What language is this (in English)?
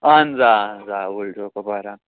Kashmiri